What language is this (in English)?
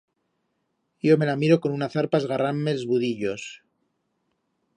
Aragonese